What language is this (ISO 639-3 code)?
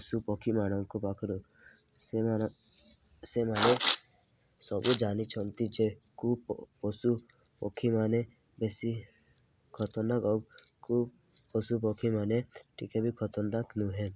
ori